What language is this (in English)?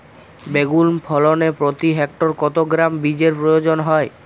Bangla